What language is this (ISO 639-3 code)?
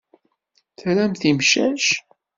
kab